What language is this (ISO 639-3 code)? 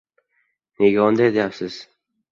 uzb